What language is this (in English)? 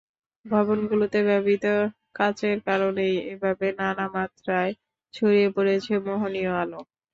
Bangla